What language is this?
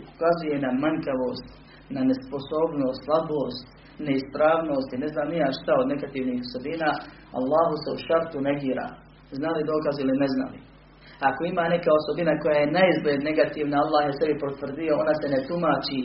Croatian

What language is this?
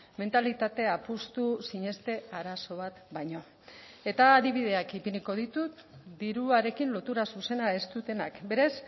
Basque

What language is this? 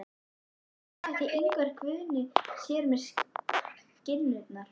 Icelandic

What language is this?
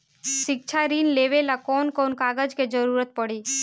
Bhojpuri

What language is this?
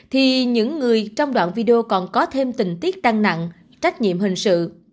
Vietnamese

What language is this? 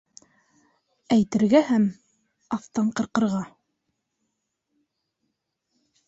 Bashkir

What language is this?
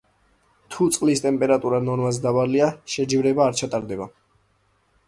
Georgian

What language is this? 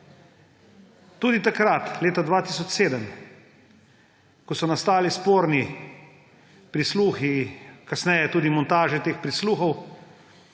Slovenian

